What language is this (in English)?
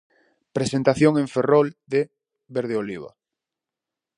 Galician